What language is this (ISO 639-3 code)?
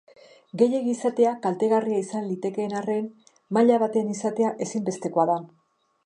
eus